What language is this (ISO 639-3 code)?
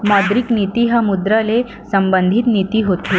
hne